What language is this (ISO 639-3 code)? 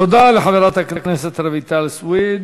heb